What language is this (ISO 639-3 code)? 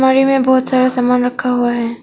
hin